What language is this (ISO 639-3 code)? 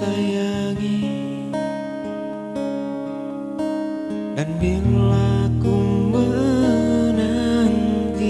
ind